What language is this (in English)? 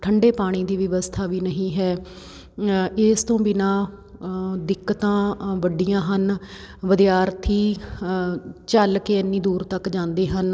Punjabi